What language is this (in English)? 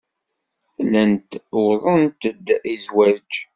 Kabyle